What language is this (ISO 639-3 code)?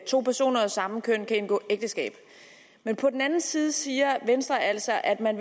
dan